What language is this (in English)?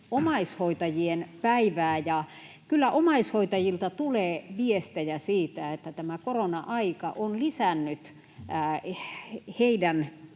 Finnish